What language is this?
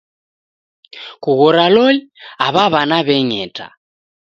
Taita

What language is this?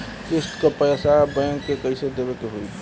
Bhojpuri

